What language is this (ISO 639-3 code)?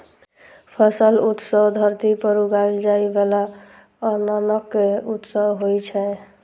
mai